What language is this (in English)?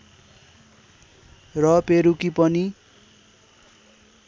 Nepali